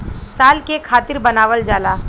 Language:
Bhojpuri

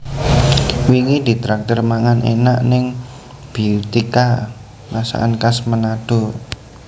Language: Javanese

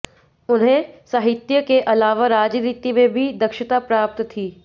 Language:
Hindi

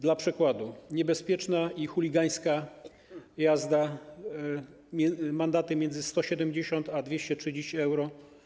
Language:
Polish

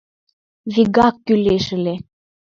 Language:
Mari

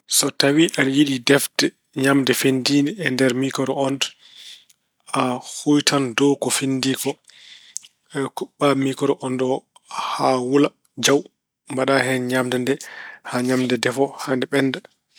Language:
Fula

